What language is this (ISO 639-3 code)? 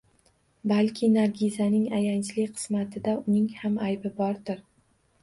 uzb